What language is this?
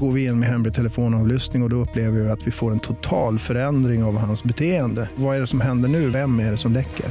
Swedish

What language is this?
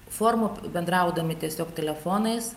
Lithuanian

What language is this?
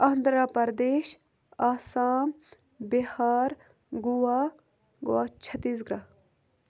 Kashmiri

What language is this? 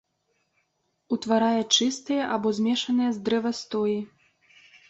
Belarusian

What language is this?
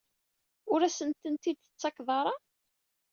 Kabyle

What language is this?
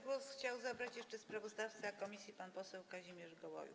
Polish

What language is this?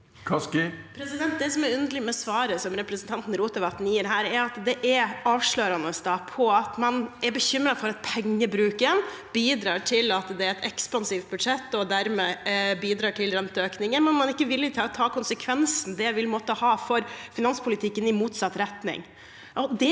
Norwegian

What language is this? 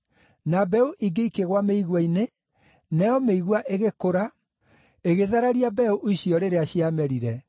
Kikuyu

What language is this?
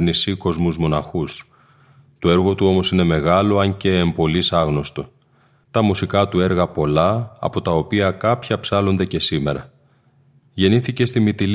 Greek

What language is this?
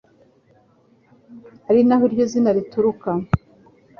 Kinyarwanda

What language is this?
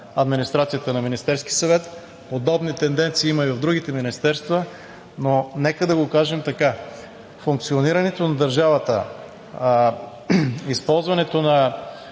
Bulgarian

